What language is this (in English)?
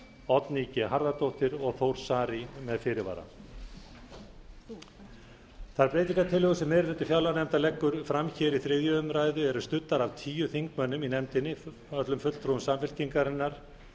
Icelandic